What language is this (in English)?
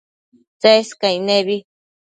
Matsés